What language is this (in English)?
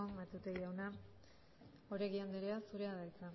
Basque